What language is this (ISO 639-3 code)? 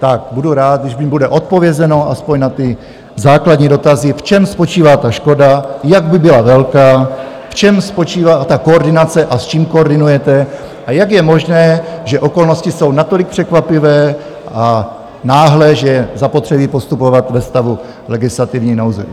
ces